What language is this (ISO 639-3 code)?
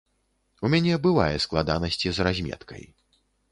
bel